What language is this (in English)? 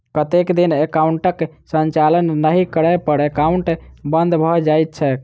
Maithili